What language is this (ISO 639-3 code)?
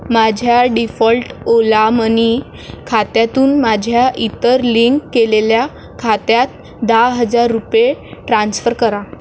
mar